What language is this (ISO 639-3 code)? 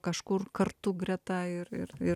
lit